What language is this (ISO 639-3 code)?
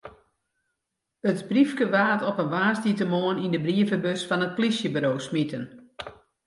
fry